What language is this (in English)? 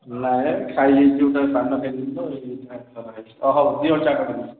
Odia